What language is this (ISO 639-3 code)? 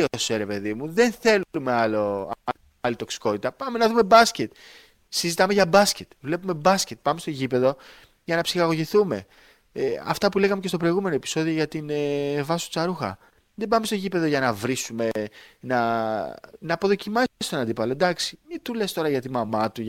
ell